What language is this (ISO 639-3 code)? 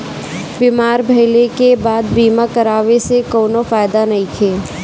bho